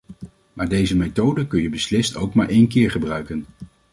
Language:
Dutch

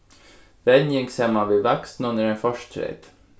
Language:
Faroese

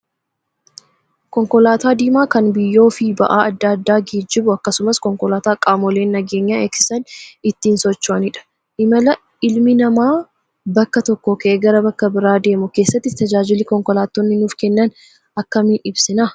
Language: Oromo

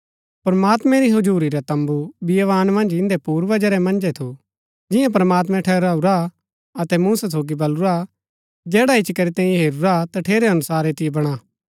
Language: Gaddi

